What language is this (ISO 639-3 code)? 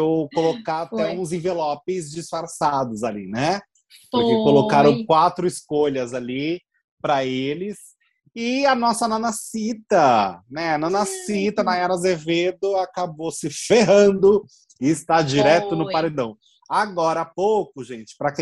por